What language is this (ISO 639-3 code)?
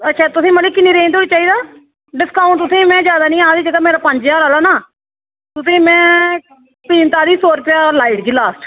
doi